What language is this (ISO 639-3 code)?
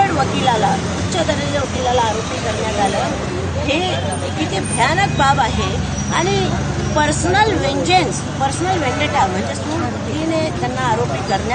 mar